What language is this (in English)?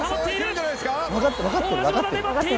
Japanese